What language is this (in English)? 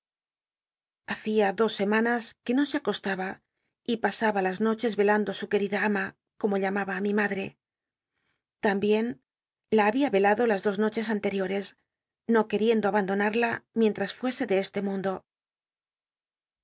Spanish